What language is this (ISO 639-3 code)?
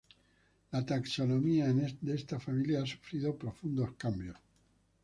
spa